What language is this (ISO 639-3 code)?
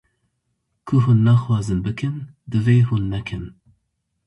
kur